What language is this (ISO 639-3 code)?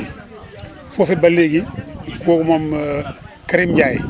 wol